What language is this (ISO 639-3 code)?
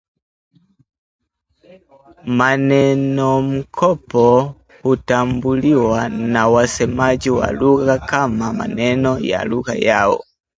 swa